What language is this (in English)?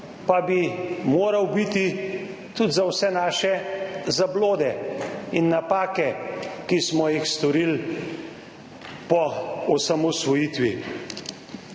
Slovenian